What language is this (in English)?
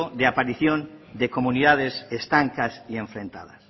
Spanish